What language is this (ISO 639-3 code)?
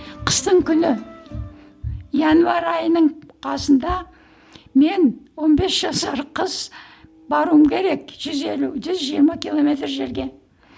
kaz